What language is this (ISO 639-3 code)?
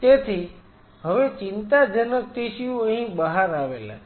guj